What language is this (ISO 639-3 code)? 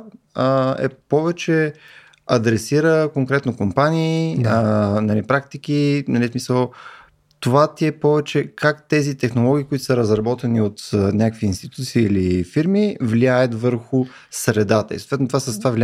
bul